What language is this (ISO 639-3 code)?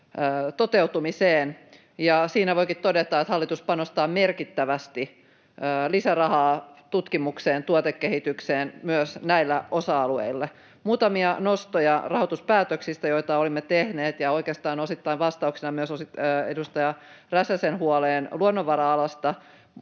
fin